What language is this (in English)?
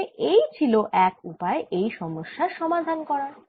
Bangla